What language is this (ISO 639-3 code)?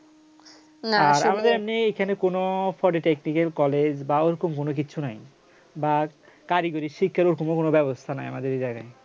ben